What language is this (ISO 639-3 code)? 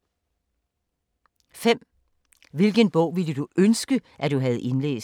dan